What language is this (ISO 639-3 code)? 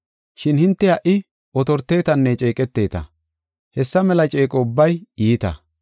gof